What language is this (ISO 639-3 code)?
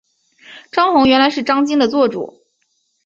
zho